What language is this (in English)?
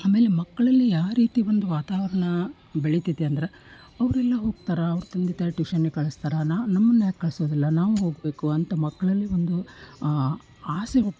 Kannada